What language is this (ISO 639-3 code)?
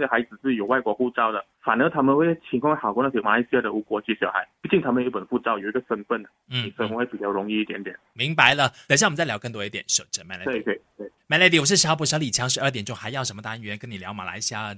zho